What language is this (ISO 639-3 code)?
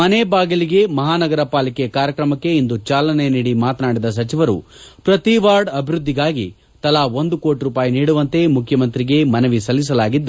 kan